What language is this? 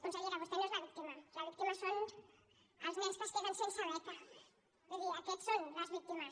Catalan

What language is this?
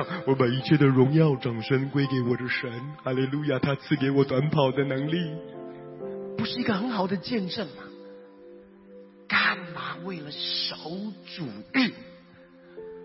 Chinese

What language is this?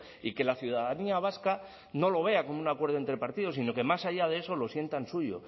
Spanish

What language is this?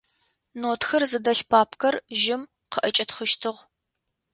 Adyghe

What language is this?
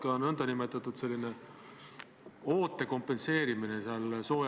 Estonian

